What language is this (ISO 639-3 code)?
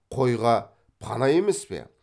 kaz